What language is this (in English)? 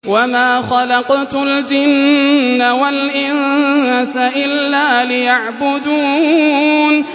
Arabic